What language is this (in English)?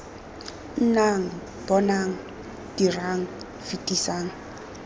Tswana